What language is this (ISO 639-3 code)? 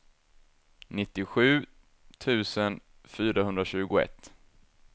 swe